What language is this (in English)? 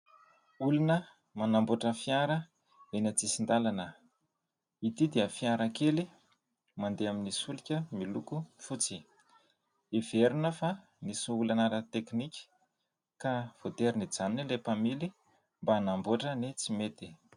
Malagasy